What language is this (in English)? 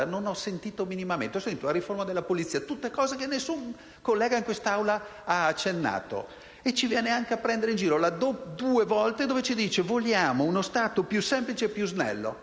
Italian